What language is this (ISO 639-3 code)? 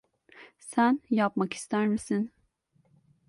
tur